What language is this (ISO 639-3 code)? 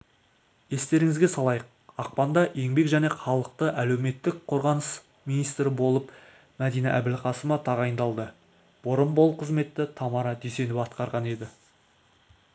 kaz